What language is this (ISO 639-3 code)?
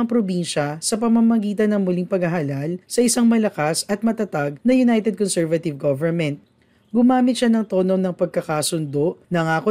fil